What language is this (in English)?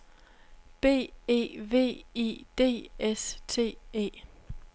Danish